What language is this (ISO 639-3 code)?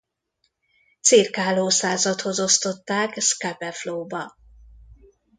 hun